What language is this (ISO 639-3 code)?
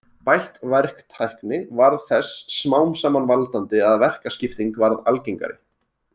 isl